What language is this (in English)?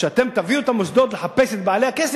Hebrew